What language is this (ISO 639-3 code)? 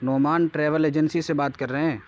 urd